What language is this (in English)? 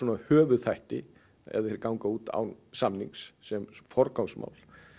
Icelandic